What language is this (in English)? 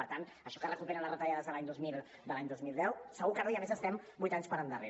Catalan